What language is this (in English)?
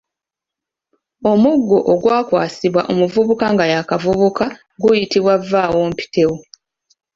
Ganda